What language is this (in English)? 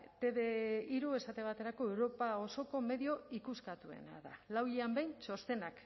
Basque